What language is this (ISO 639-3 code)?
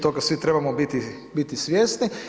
hrv